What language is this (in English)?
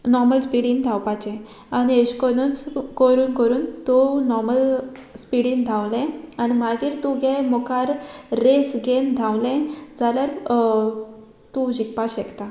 Konkani